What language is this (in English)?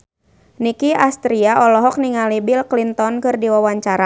Sundanese